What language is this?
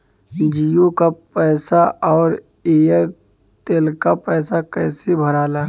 Bhojpuri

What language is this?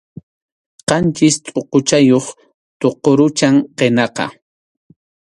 Arequipa-La Unión Quechua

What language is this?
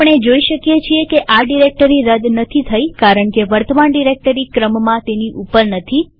Gujarati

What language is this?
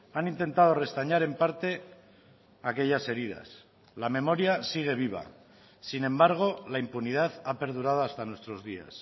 Spanish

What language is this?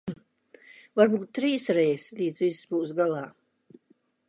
Latvian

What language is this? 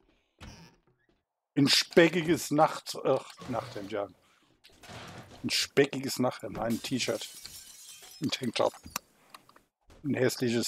German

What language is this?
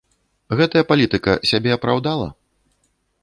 Belarusian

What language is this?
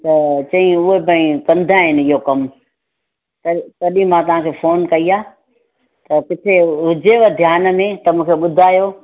Sindhi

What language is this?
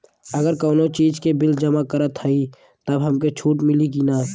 Bhojpuri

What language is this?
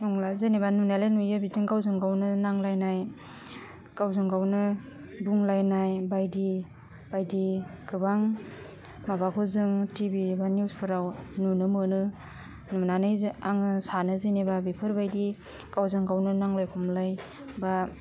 Bodo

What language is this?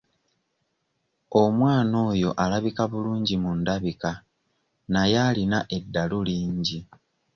Ganda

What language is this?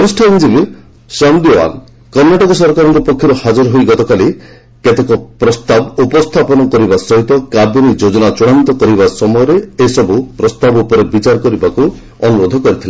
Odia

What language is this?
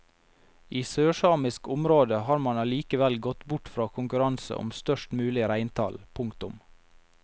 Norwegian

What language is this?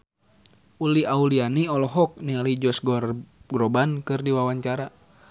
Sundanese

